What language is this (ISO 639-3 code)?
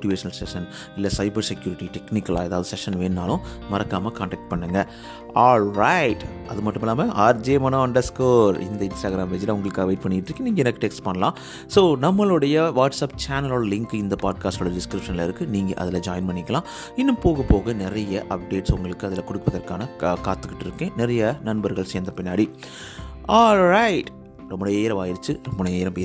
tam